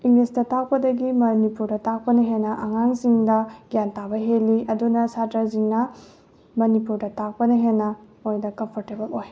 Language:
Manipuri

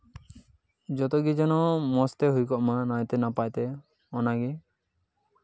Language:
Santali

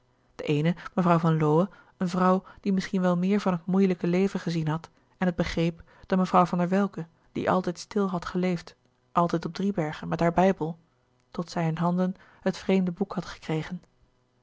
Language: Dutch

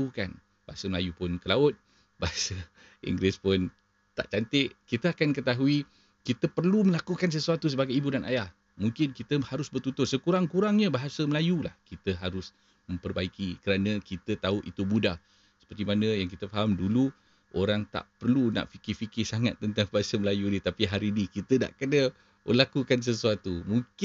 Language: Malay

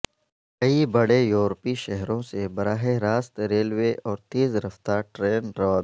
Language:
Urdu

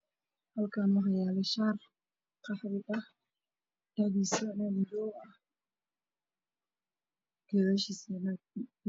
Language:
Somali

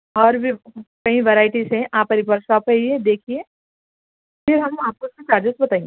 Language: Urdu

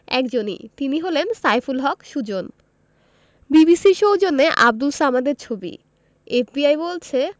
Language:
Bangla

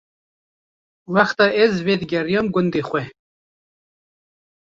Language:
Kurdish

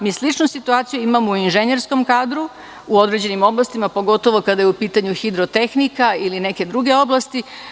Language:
Serbian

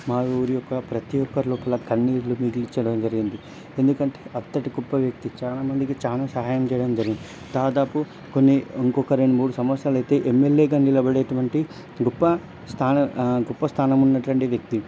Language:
Telugu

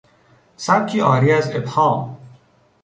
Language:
Persian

